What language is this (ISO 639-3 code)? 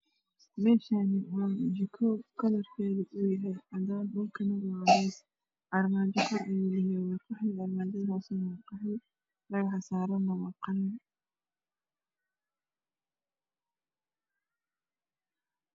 som